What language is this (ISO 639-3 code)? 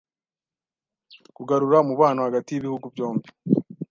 kin